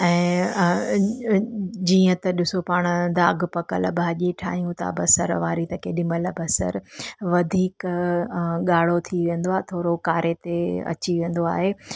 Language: Sindhi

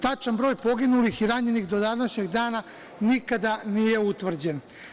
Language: Serbian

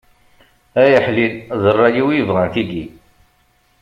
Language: Kabyle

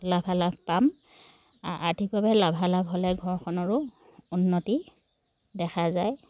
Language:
Assamese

